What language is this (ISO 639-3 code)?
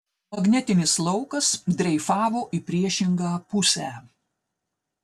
lit